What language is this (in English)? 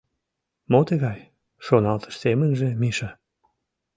Mari